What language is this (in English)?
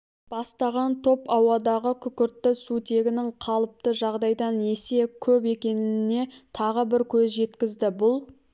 Kazakh